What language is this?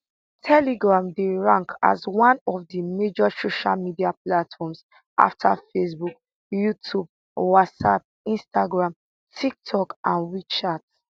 Nigerian Pidgin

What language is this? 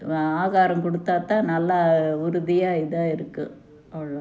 Tamil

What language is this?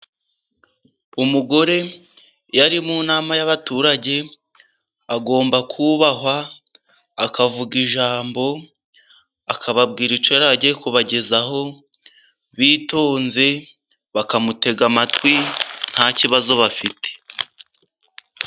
Kinyarwanda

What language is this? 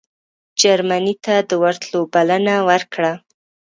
Pashto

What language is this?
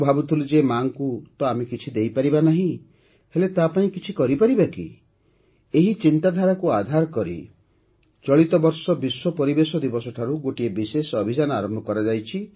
Odia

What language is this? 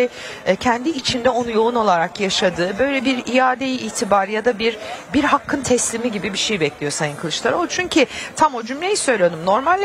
Turkish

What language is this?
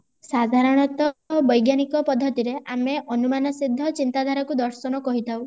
Odia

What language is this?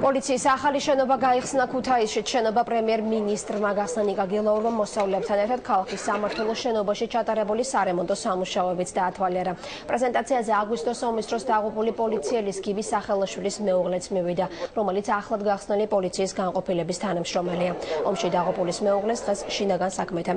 Turkish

